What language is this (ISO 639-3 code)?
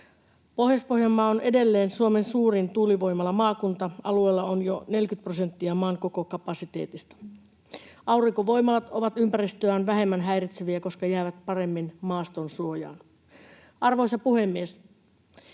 fin